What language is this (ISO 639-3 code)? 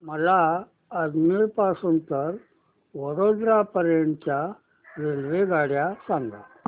mar